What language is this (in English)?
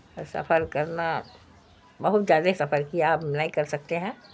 Urdu